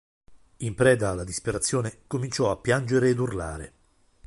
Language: Italian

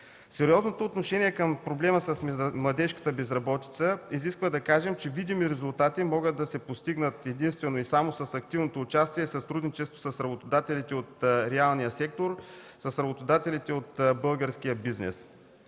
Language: Bulgarian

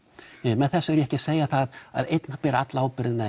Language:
Icelandic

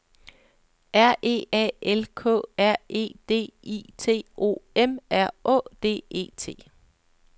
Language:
Danish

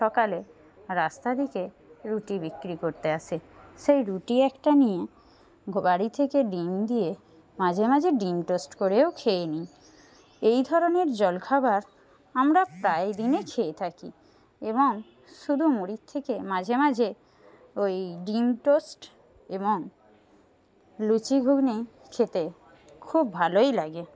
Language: Bangla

